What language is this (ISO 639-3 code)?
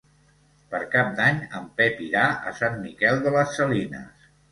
cat